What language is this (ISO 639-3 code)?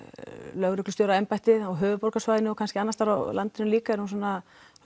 isl